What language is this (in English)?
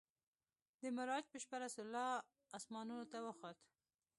Pashto